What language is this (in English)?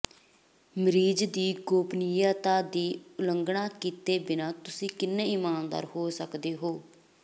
Punjabi